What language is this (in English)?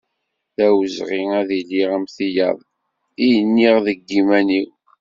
Kabyle